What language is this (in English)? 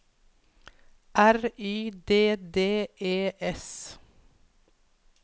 Norwegian